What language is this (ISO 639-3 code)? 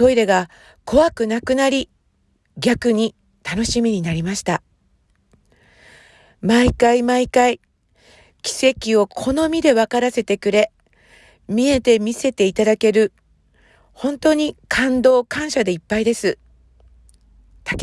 jpn